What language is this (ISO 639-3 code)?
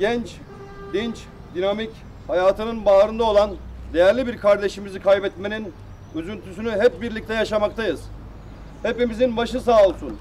tur